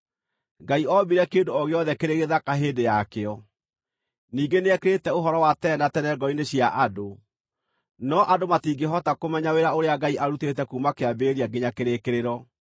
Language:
Kikuyu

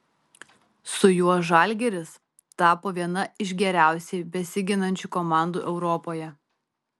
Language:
Lithuanian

